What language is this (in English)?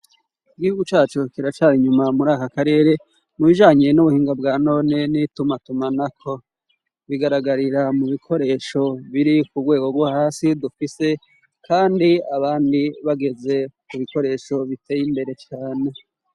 Rundi